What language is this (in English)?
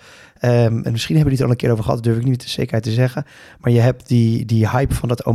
Dutch